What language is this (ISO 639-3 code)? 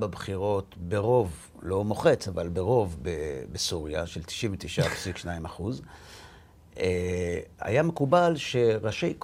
heb